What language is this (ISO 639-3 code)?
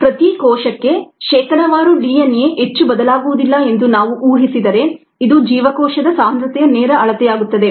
kan